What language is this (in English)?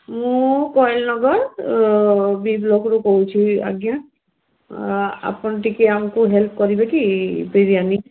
Odia